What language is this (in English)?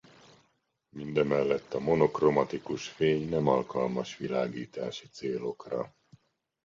Hungarian